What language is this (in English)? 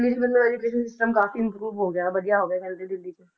Punjabi